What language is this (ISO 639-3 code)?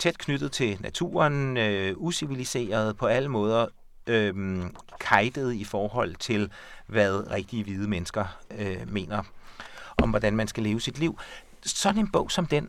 dan